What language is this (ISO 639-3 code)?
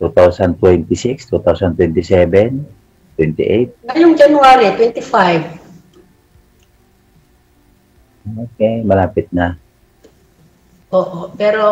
fil